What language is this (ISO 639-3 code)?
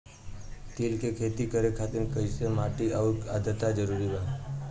bho